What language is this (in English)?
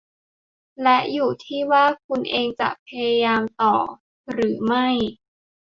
Thai